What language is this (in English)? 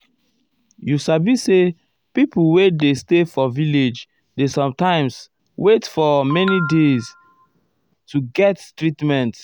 Nigerian Pidgin